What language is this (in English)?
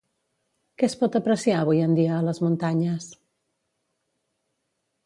Catalan